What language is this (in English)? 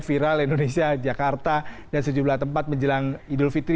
Indonesian